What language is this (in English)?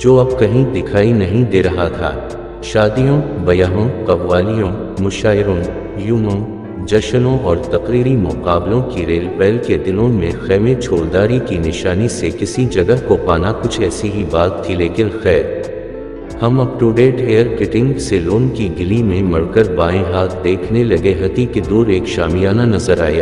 Urdu